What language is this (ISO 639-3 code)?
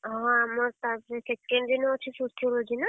ori